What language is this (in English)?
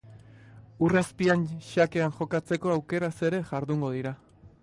Basque